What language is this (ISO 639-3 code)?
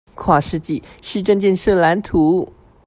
zho